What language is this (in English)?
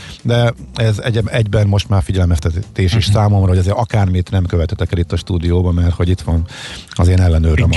Hungarian